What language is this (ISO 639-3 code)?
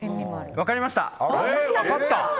jpn